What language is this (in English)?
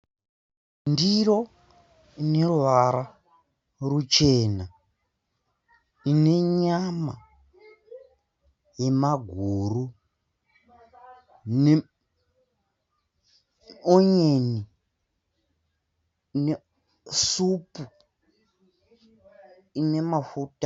Shona